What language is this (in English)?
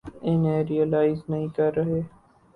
Urdu